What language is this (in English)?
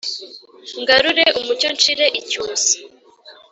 Kinyarwanda